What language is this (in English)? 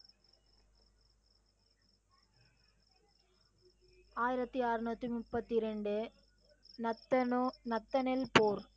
Tamil